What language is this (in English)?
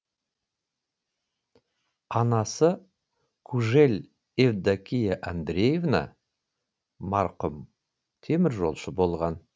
Kazakh